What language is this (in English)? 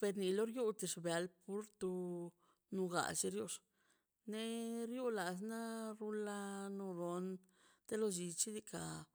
Mazaltepec Zapotec